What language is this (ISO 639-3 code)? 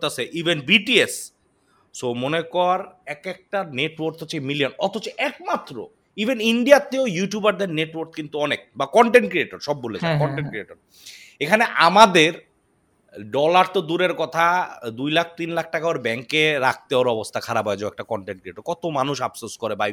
ben